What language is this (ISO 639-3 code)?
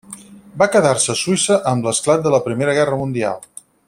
cat